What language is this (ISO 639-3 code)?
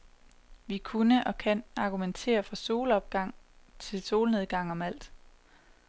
dan